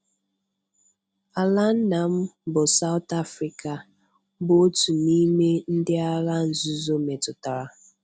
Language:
Igbo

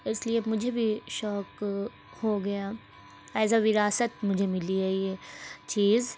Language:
Urdu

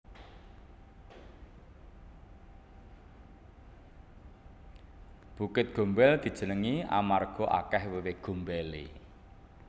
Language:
Javanese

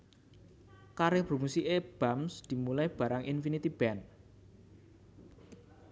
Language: Javanese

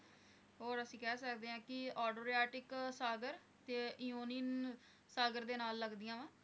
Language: Punjabi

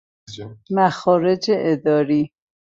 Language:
Persian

